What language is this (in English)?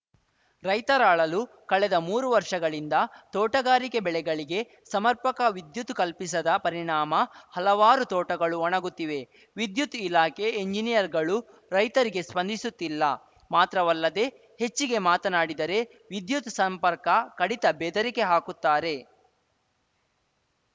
Kannada